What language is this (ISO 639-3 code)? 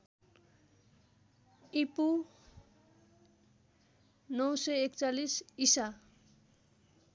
nep